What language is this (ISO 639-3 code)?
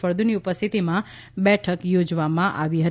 guj